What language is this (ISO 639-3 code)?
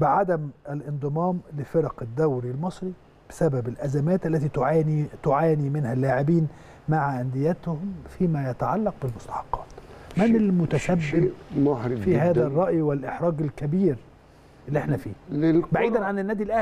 ara